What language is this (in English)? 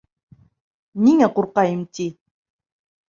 Bashkir